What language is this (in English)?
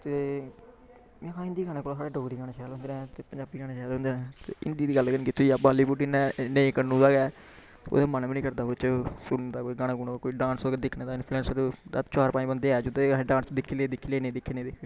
Dogri